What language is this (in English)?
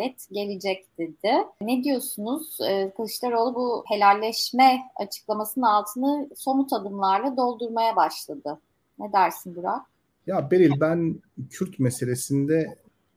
Turkish